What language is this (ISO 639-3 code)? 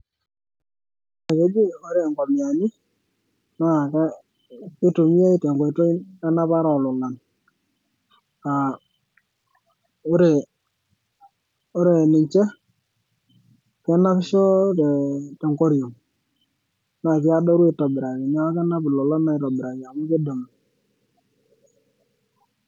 mas